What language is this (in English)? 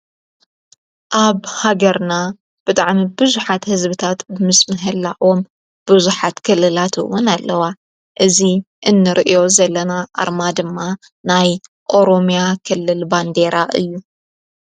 Tigrinya